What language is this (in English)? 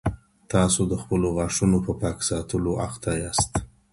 Pashto